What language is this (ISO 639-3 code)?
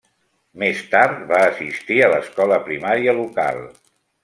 cat